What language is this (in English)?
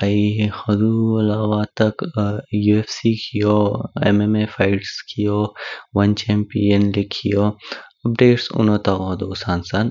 Kinnauri